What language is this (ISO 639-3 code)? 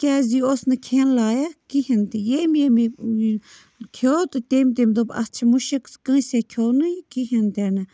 kas